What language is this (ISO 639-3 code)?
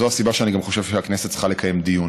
heb